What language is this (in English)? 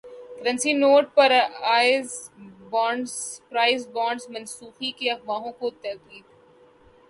Urdu